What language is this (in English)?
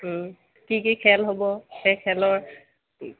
Assamese